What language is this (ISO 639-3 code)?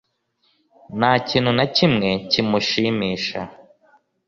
kin